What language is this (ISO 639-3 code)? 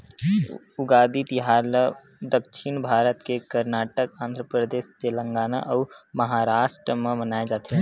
hne